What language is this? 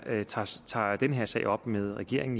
Danish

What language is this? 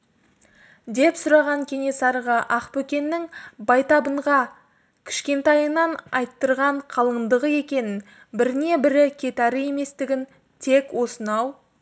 Kazakh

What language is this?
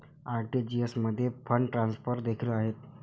Marathi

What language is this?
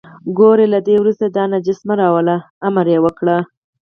Pashto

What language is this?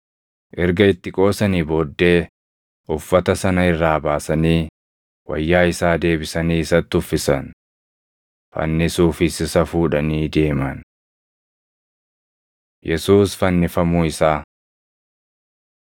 Oromo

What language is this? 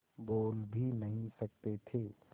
Hindi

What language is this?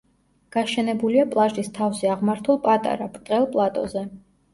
Georgian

